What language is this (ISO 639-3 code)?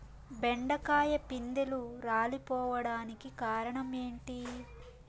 tel